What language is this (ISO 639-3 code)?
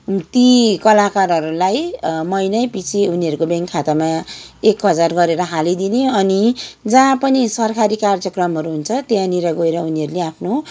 nep